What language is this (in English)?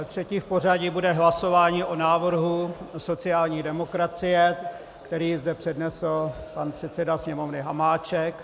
Czech